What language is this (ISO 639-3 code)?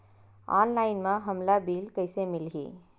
hne